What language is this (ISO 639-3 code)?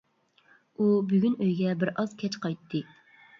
uig